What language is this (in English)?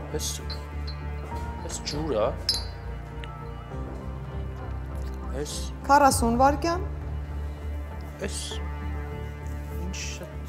Romanian